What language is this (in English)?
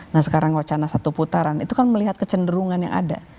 Indonesian